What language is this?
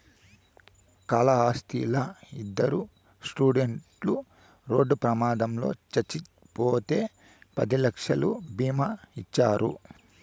Telugu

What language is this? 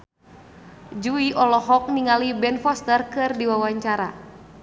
Sundanese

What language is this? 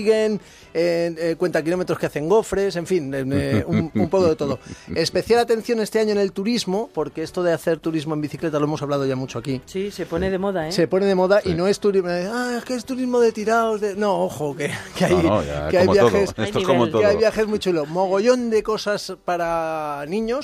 Spanish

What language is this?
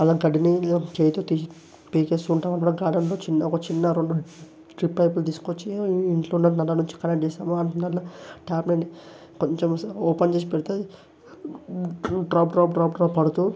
Telugu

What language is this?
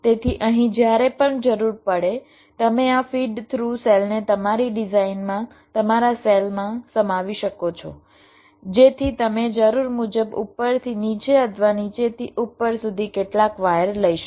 Gujarati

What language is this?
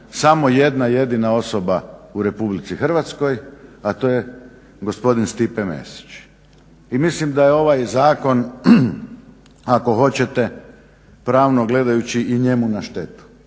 Croatian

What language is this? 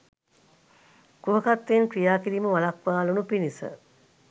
Sinhala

